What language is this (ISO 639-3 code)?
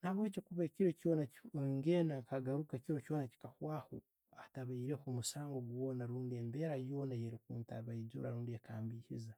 ttj